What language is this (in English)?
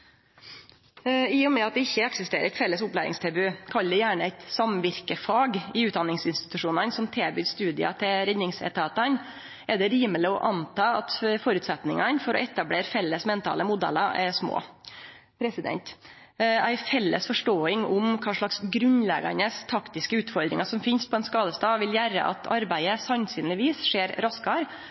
Norwegian Nynorsk